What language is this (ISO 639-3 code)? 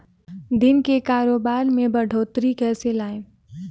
hin